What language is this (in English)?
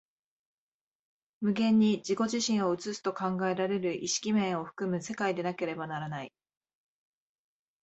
Japanese